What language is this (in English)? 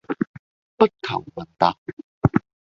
Cantonese